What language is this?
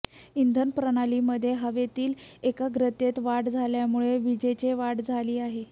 Marathi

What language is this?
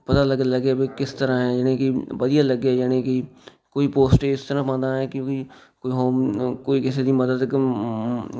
Punjabi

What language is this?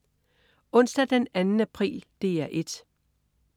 Danish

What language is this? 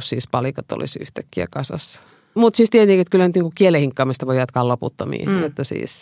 Finnish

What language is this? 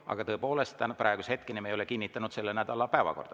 Estonian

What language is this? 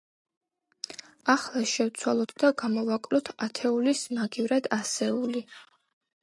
Georgian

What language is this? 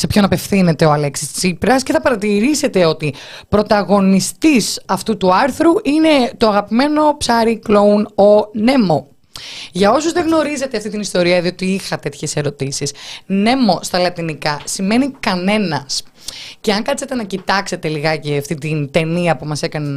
Greek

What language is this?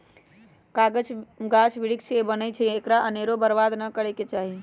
Magahi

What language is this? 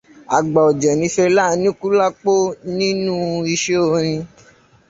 Yoruba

